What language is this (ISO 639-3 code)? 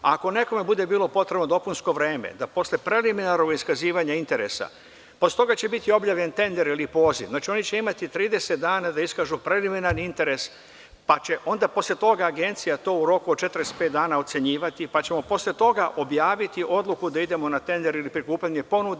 srp